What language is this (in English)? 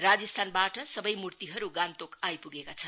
Nepali